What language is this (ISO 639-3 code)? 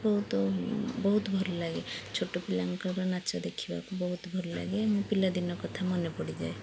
ori